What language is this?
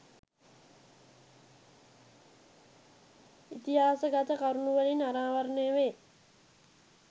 Sinhala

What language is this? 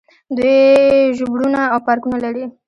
Pashto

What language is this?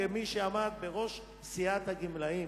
Hebrew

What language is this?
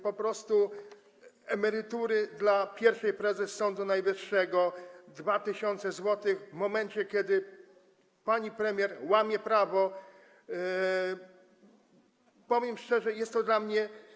Polish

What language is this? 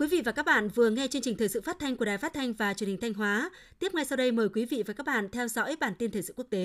Vietnamese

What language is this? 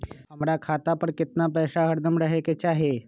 Magahi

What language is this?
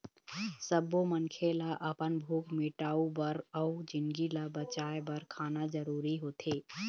Chhattisgarhi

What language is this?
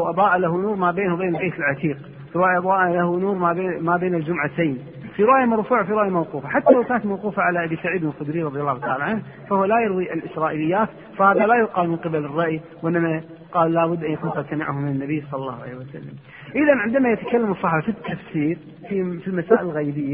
Arabic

